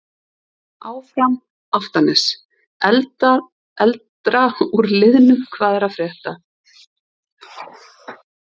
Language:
Icelandic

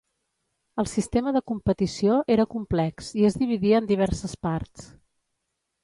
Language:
Catalan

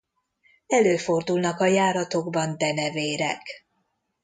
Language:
Hungarian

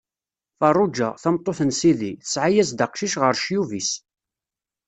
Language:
Kabyle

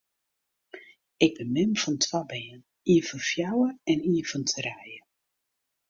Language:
Western Frisian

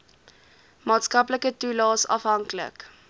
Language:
Afrikaans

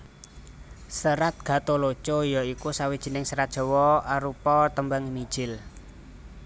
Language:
Javanese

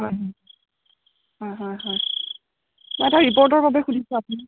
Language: Assamese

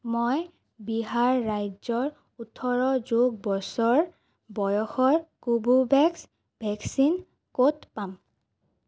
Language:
Assamese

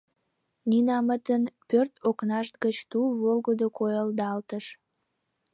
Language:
Mari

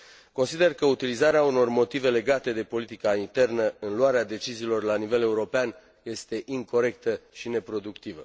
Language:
Romanian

